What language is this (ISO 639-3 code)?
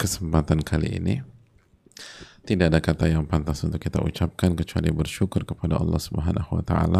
ind